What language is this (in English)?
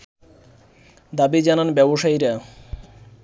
Bangla